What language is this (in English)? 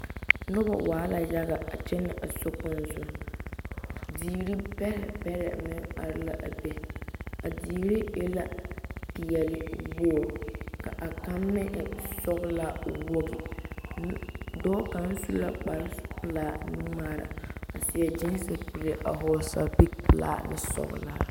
Southern Dagaare